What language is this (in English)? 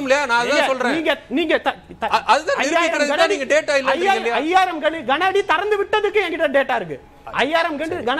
Indonesian